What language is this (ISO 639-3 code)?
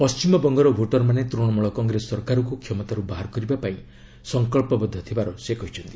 ori